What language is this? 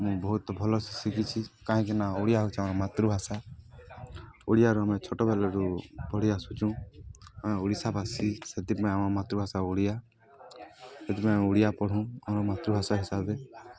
Odia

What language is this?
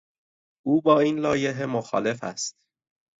Persian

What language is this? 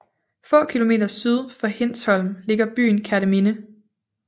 Danish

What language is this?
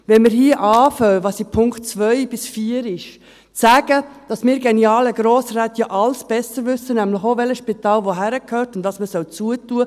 Swiss German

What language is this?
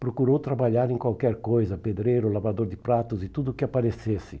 Portuguese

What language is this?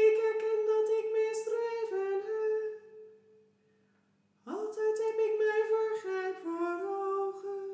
Dutch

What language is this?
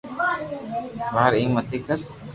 Loarki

